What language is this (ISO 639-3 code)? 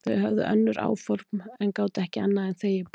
isl